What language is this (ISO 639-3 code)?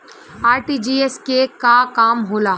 bho